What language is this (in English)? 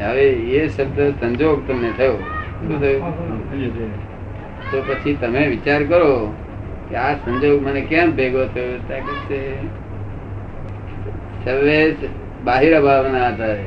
Gujarati